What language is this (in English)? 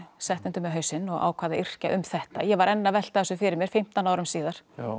Icelandic